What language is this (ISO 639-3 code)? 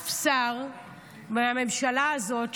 heb